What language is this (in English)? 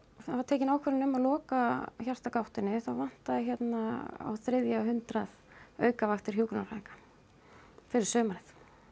Icelandic